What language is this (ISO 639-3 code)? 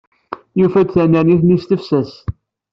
kab